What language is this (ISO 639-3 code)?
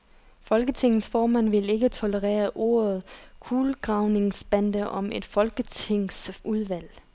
dan